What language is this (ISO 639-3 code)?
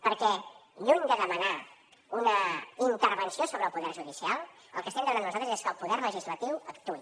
cat